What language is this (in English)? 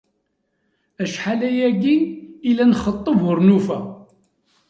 Kabyle